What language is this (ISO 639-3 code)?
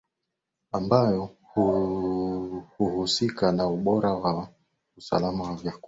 swa